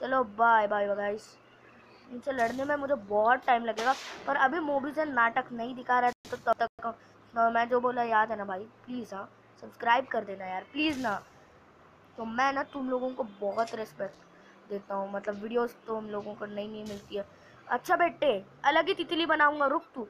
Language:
Hindi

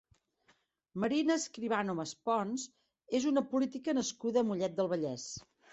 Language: Catalan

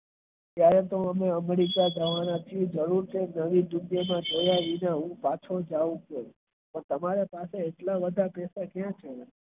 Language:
Gujarati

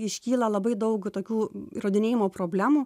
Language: Lithuanian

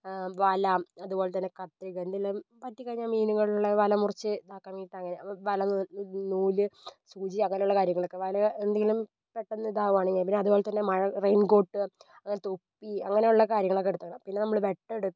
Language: Malayalam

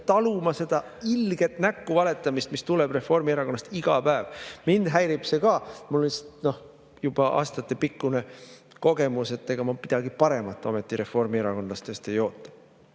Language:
Estonian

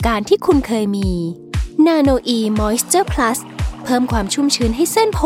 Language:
Thai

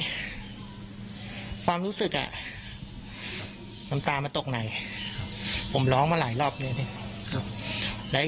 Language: Thai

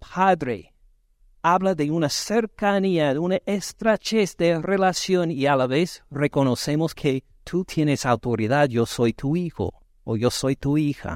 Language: Spanish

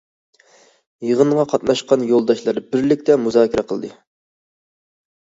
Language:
Uyghur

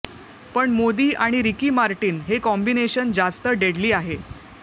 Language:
Marathi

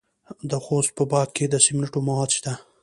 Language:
Pashto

